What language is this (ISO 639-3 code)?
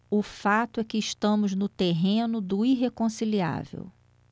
por